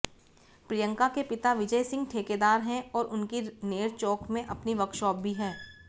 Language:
Hindi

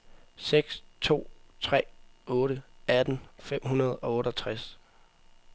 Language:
Danish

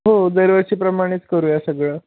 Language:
Marathi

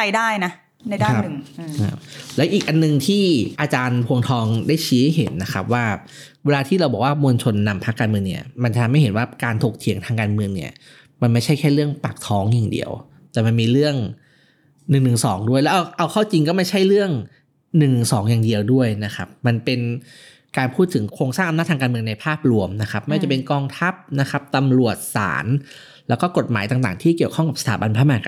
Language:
Thai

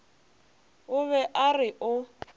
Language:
Northern Sotho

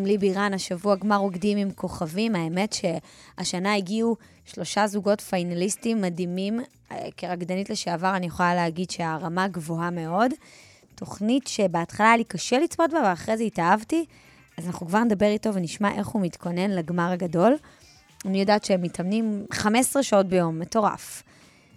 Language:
Hebrew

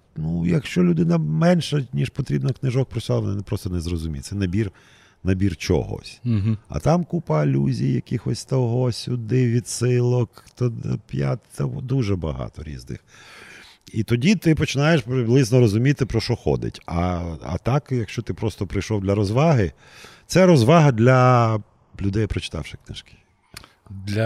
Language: Ukrainian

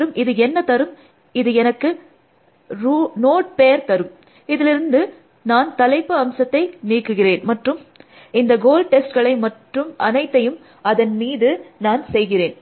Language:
Tamil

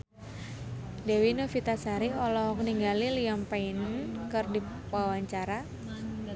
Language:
Sundanese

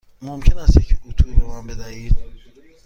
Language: Persian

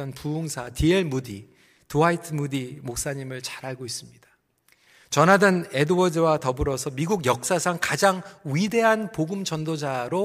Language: Korean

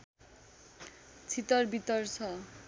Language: Nepali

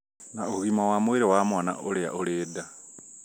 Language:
Kikuyu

